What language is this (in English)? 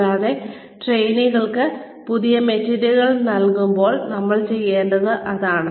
Malayalam